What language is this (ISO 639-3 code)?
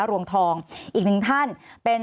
tha